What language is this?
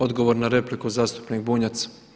Croatian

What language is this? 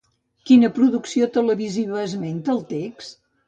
Catalan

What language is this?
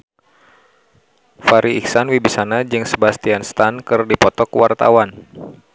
Sundanese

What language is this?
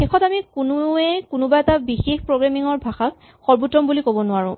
Assamese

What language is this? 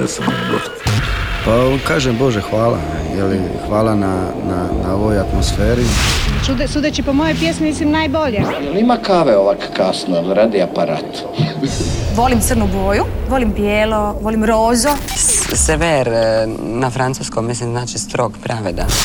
Croatian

